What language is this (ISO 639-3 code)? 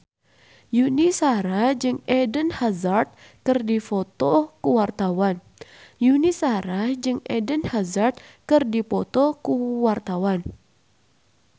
sun